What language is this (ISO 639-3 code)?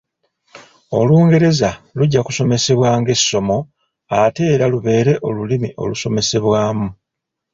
lug